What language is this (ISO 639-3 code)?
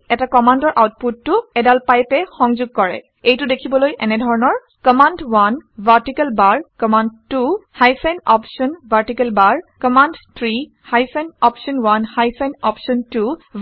asm